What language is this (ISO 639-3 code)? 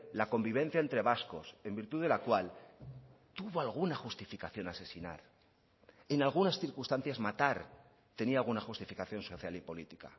spa